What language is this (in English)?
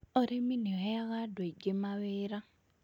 Kikuyu